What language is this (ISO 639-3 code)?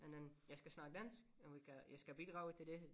dan